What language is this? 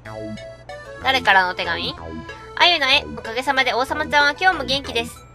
Japanese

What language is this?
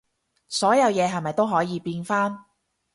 Cantonese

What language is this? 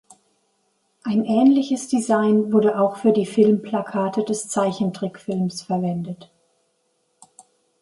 German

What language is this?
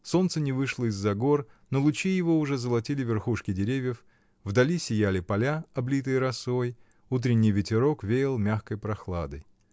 Russian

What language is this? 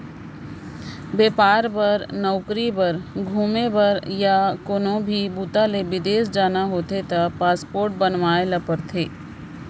Chhattisgarhi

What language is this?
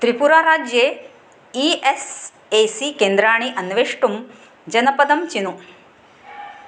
Sanskrit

